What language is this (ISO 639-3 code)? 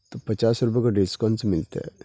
urd